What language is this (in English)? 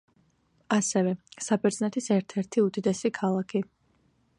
Georgian